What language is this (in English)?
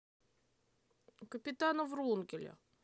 Russian